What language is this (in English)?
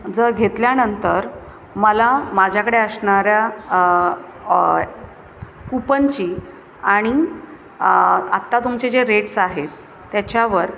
Marathi